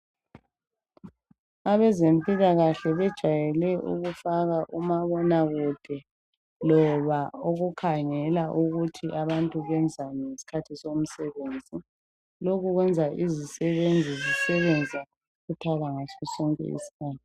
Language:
North Ndebele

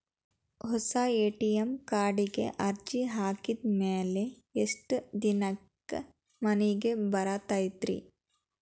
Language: Kannada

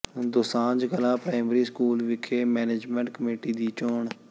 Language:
Punjabi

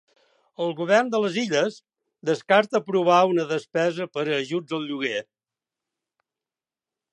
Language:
Catalan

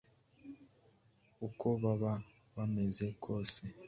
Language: Kinyarwanda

